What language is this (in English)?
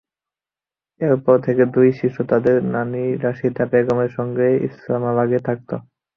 Bangla